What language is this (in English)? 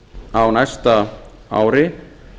Icelandic